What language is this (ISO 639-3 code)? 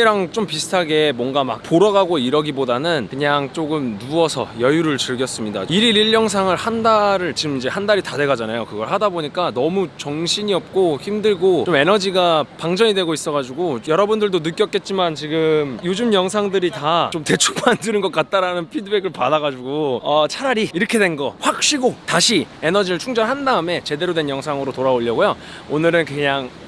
kor